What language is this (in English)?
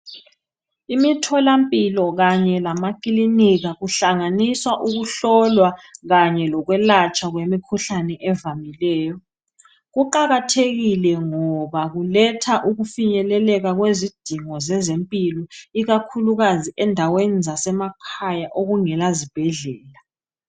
North Ndebele